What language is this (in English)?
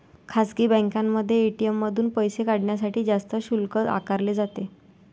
Marathi